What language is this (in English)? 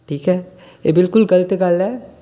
Dogri